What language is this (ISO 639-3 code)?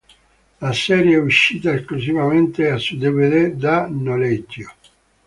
ita